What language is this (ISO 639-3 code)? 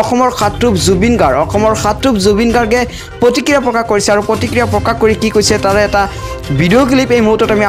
ind